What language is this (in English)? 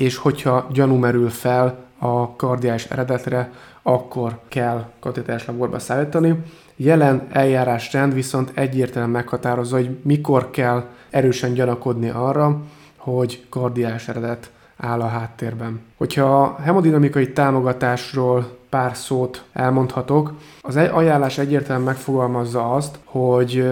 Hungarian